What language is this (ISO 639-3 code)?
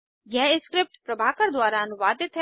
hin